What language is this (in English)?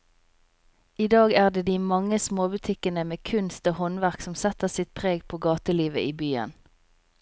Norwegian